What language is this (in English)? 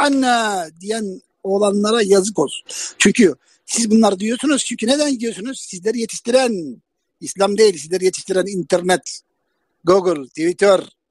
Turkish